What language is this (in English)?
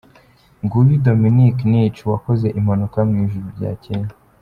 Kinyarwanda